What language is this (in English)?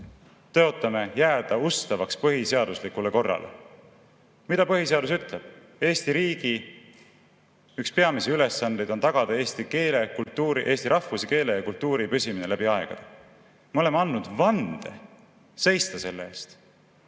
Estonian